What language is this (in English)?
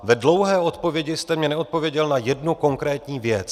Czech